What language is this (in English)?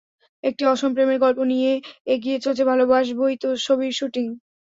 Bangla